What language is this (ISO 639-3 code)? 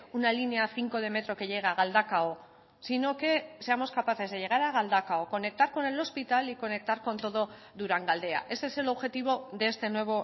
spa